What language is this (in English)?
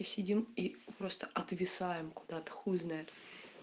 Russian